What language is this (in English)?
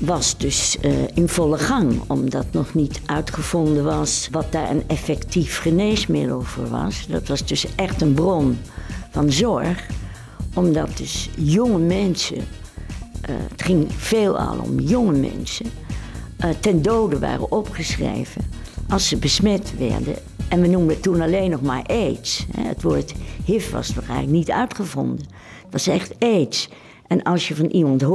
Dutch